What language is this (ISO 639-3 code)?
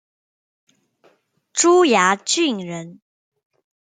zho